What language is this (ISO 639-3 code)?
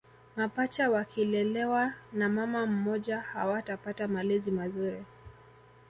swa